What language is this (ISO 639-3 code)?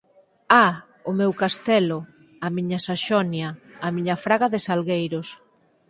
glg